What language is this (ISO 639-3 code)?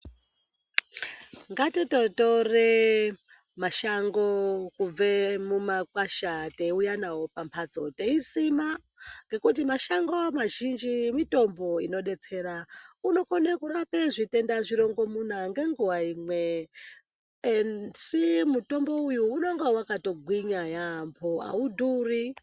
ndc